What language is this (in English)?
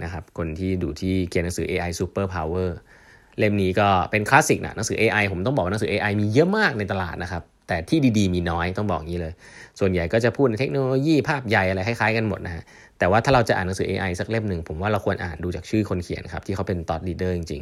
Thai